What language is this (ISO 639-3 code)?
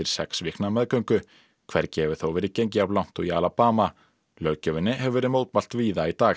isl